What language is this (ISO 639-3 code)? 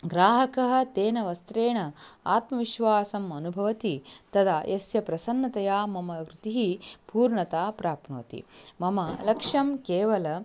san